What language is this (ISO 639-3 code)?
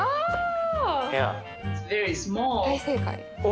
jpn